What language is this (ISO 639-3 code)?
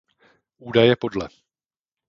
ces